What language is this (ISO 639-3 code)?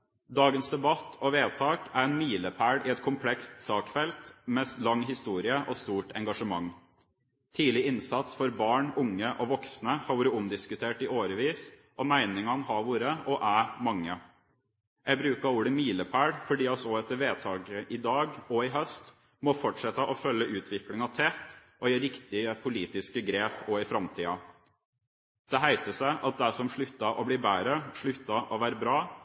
nob